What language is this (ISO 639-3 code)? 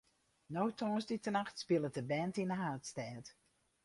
fry